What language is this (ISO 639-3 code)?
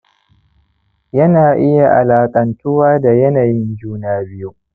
hau